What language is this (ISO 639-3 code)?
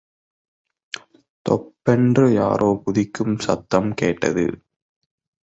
tam